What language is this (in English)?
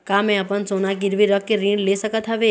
Chhattisgarhi